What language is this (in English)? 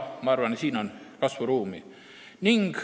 Estonian